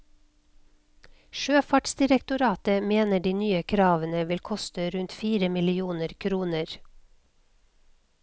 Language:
Norwegian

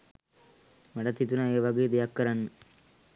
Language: Sinhala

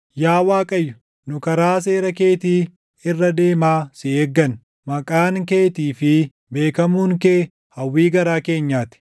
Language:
Oromo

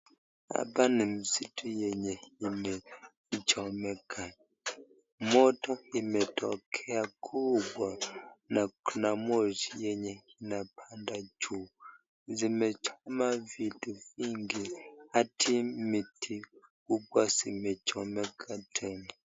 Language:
Swahili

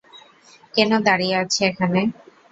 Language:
Bangla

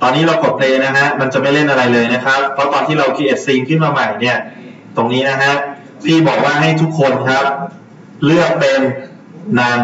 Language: Thai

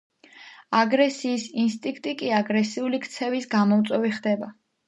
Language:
Georgian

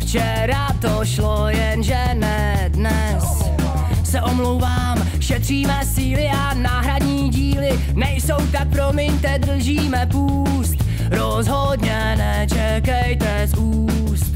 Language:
Czech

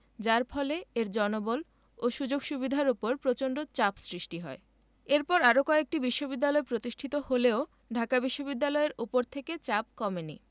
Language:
Bangla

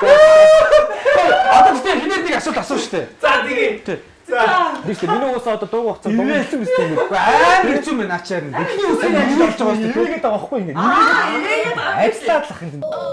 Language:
Korean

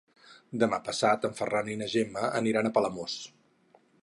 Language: Catalan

